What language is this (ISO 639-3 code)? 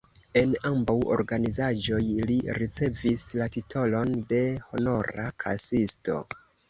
epo